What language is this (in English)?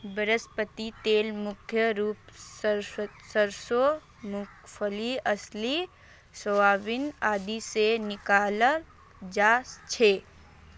Magahi